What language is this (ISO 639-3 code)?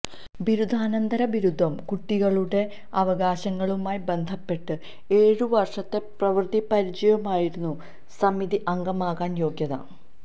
mal